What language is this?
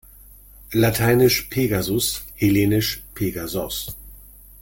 German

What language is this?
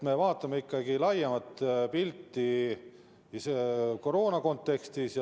Estonian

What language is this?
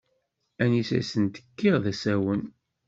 Kabyle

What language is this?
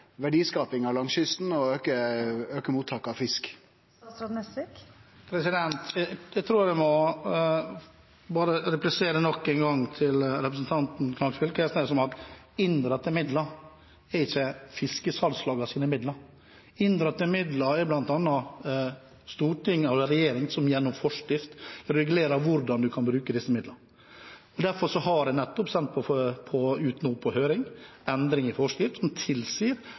Norwegian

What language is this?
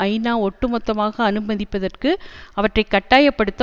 Tamil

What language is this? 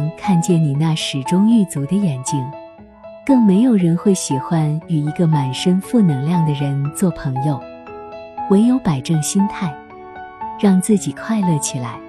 Chinese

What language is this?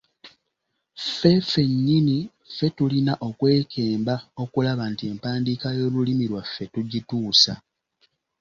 Ganda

